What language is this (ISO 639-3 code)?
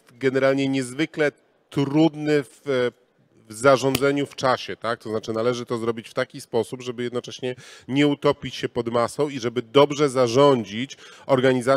pol